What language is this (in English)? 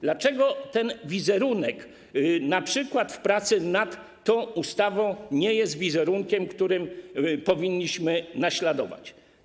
Polish